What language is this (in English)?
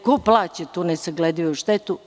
Serbian